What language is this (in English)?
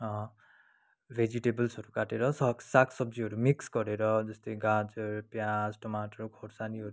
Nepali